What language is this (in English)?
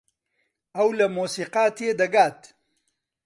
Central Kurdish